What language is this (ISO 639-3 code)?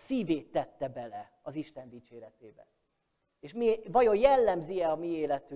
hun